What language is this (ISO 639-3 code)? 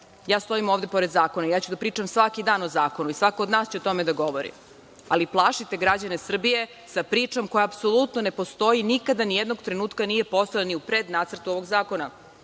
srp